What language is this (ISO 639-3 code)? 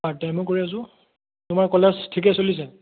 asm